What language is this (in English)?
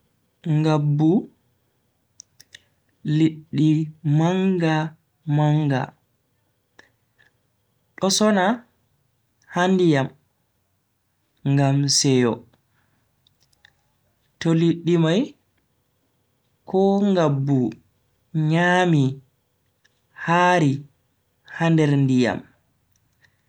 Bagirmi Fulfulde